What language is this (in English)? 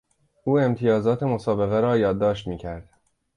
Persian